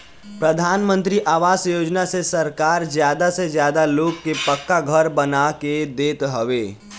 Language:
Bhojpuri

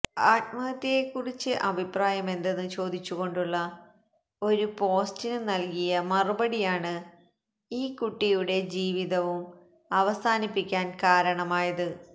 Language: Malayalam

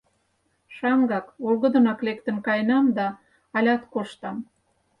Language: Mari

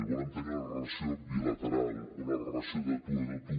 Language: Catalan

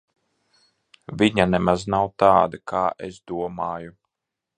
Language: Latvian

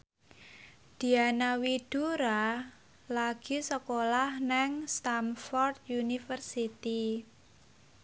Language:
Javanese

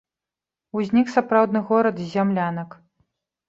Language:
Belarusian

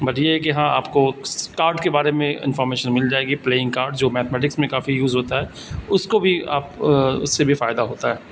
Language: Urdu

